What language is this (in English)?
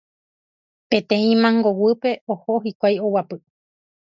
Guarani